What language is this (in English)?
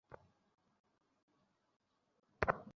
Bangla